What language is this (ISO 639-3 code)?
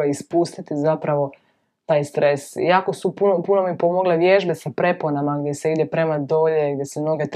hrv